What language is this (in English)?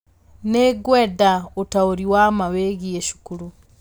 Kikuyu